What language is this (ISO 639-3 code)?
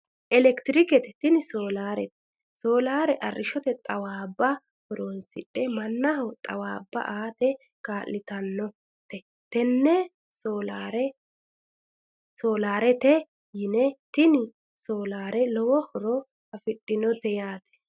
sid